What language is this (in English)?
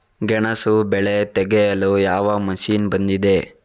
Kannada